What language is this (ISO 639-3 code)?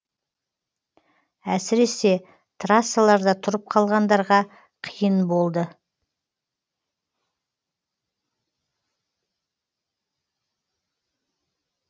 kaz